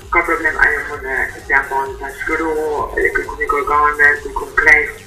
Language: Romanian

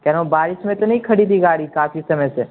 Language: Urdu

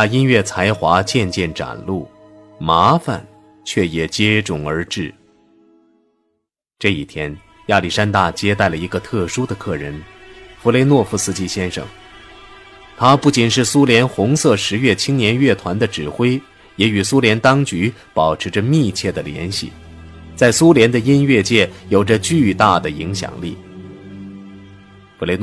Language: Chinese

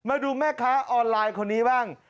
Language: Thai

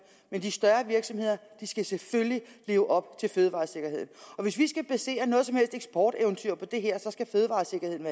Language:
Danish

